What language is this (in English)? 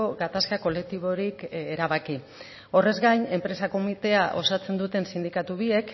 Basque